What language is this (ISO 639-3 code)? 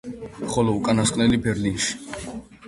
kat